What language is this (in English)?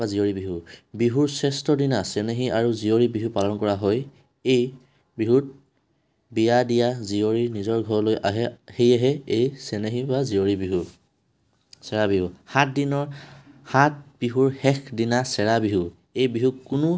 Assamese